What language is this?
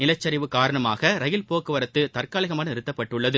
Tamil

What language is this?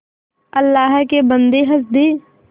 Hindi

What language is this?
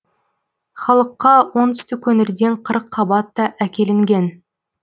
Kazakh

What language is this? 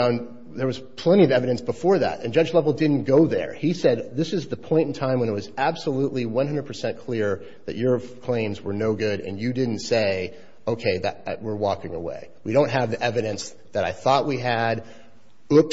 English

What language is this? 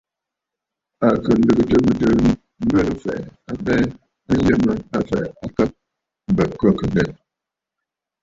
Bafut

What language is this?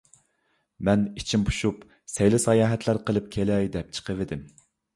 Uyghur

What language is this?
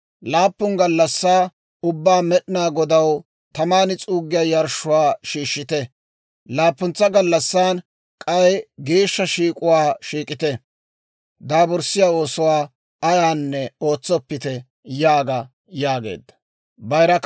Dawro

